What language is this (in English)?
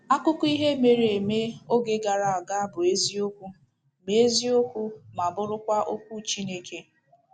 Igbo